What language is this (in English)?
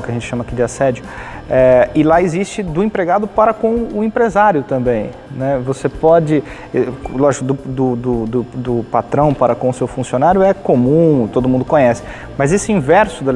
Portuguese